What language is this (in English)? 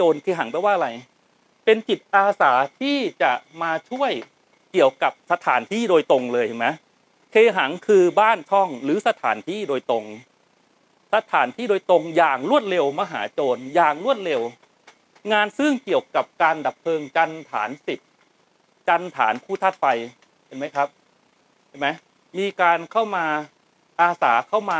Thai